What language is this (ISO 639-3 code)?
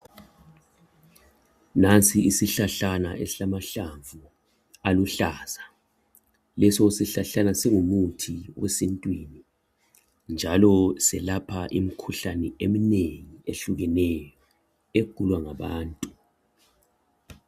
nde